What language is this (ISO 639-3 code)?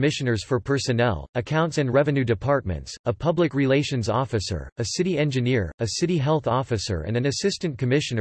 eng